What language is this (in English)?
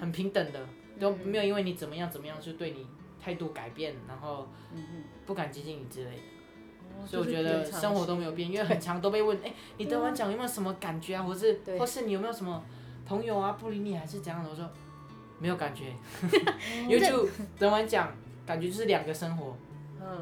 Chinese